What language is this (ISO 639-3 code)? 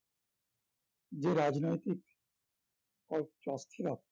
ben